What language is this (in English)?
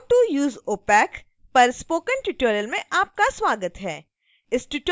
Hindi